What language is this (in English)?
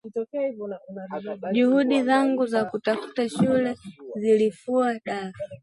Swahili